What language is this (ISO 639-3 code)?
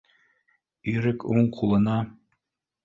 bak